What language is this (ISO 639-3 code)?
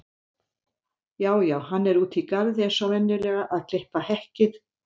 isl